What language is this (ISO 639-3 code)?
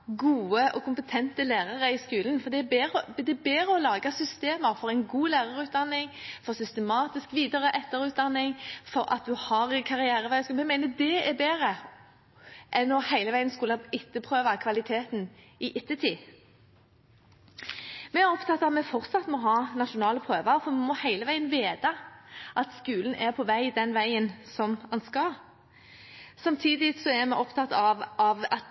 nob